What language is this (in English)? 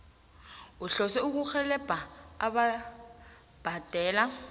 South Ndebele